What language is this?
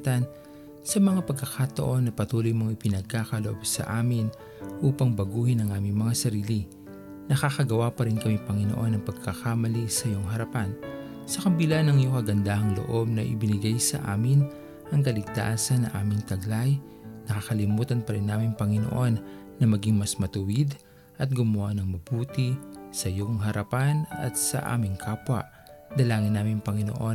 Filipino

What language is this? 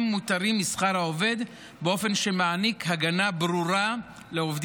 Hebrew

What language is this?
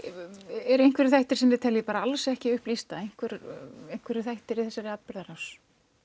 Icelandic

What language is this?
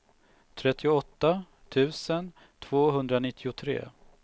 Swedish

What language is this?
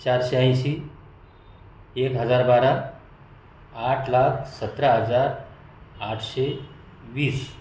Marathi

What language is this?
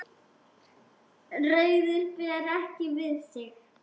Icelandic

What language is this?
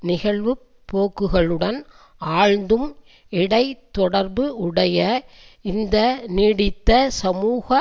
Tamil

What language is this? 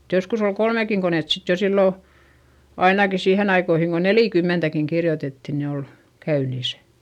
Finnish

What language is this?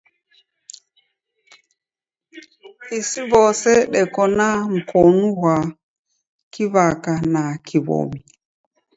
Taita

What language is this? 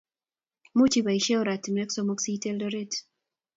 Kalenjin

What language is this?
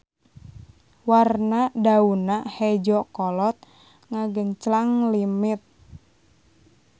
Sundanese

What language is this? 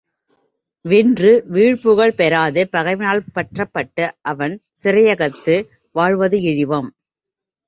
Tamil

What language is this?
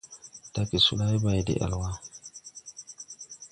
Tupuri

